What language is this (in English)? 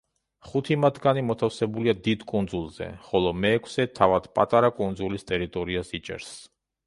Georgian